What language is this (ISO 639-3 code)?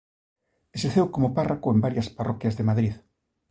glg